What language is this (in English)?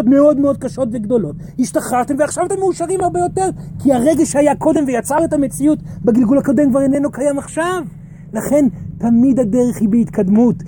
Hebrew